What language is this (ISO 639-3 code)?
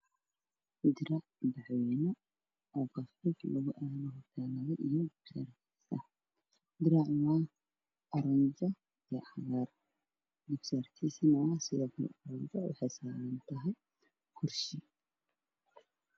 som